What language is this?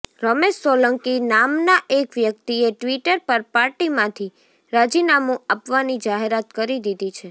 Gujarati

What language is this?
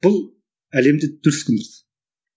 Kazakh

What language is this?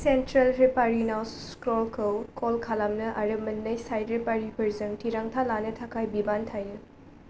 Bodo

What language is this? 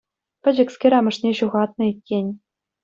Chuvash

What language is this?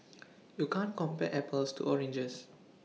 English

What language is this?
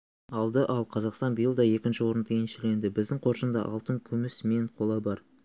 Kazakh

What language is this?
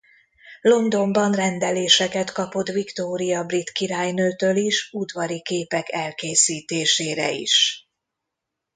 Hungarian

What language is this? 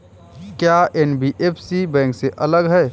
Hindi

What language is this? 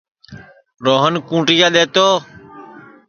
Sansi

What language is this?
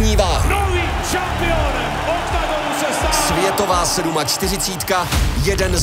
Czech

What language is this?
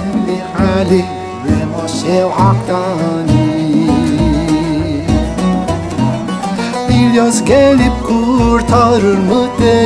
Arabic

